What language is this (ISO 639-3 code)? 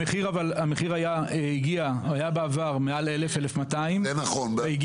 heb